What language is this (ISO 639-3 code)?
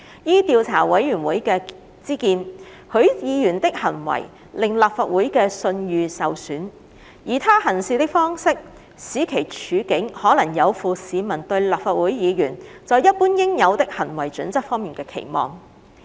yue